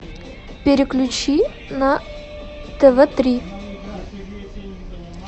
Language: Russian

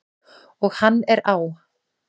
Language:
Icelandic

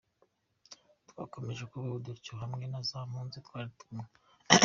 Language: Kinyarwanda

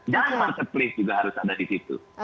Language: Indonesian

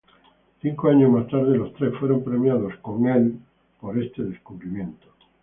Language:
Spanish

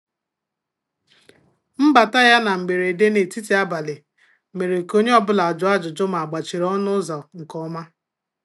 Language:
Igbo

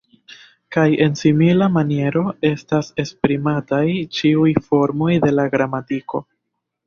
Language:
Esperanto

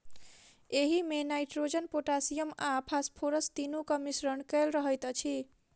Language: Maithili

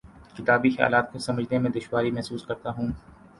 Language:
Urdu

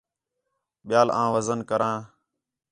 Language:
Khetrani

